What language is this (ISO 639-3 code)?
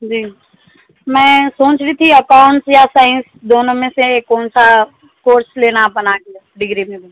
urd